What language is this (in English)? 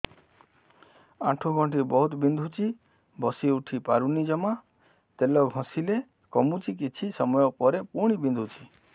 Odia